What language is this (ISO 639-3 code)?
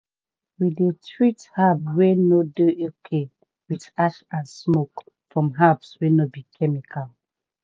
pcm